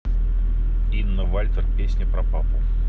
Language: Russian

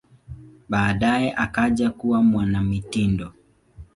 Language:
Swahili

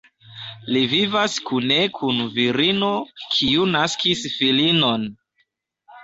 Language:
Esperanto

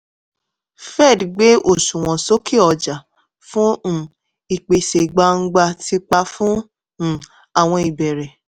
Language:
Yoruba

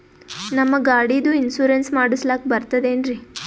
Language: Kannada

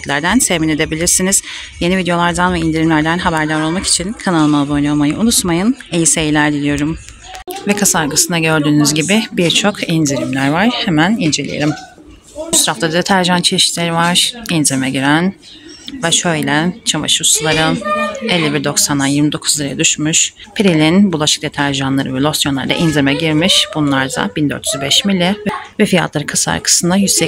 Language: Turkish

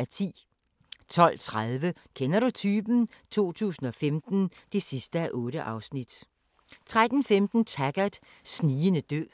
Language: Danish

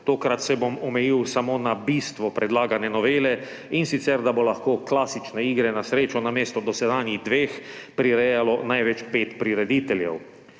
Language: Slovenian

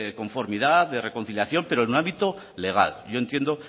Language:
Spanish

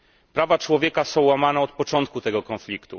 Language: Polish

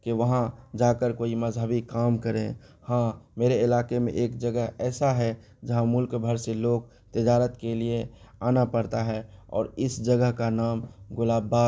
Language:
Urdu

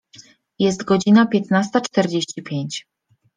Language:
Polish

